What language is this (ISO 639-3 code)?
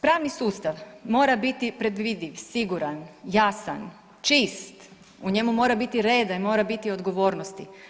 hrv